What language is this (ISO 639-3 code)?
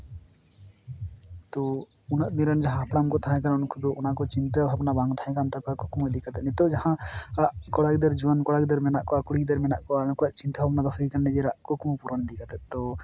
sat